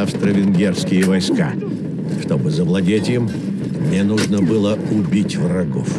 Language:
Russian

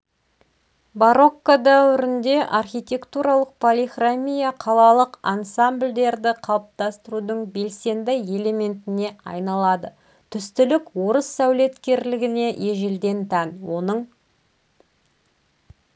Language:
Kazakh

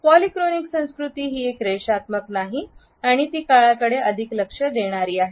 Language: Marathi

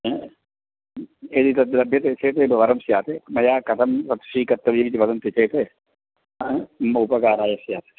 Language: Sanskrit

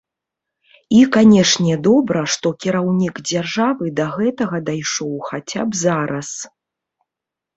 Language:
Belarusian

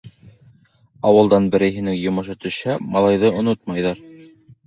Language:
Bashkir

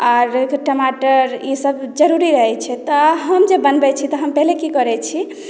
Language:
Maithili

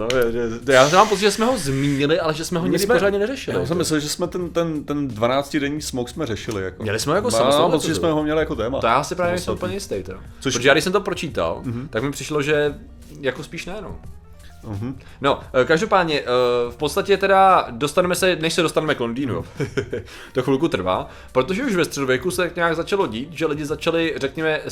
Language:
Czech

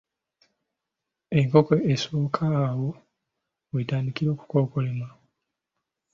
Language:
Ganda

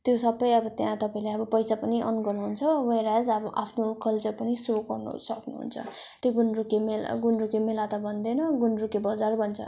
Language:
Nepali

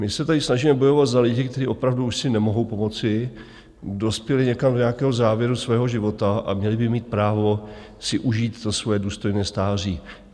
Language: Czech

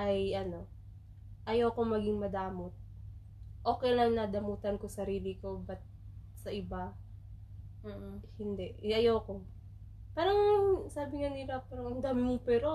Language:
Filipino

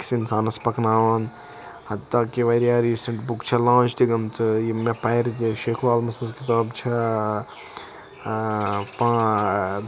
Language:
Kashmiri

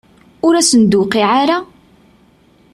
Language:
Kabyle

